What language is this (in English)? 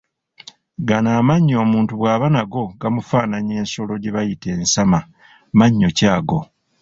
Ganda